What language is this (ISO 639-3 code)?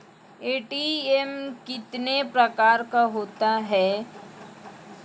mai